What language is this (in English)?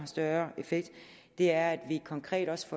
Danish